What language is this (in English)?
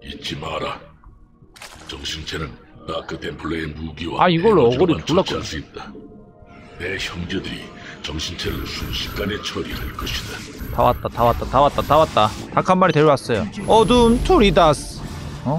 Korean